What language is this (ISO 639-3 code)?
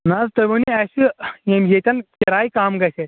kas